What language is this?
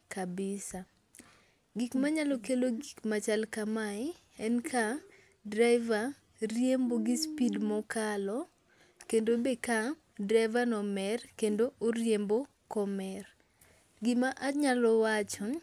Luo (Kenya and Tanzania)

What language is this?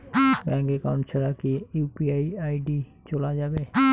Bangla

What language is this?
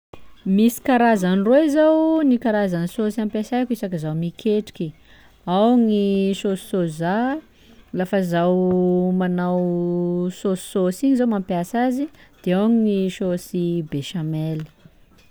Sakalava Malagasy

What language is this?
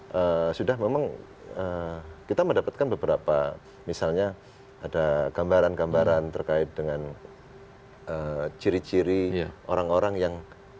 Indonesian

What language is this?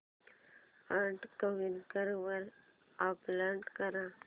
Marathi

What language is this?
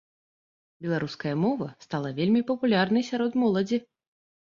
Belarusian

